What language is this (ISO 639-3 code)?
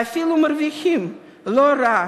heb